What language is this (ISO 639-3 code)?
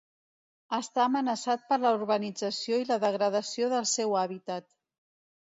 cat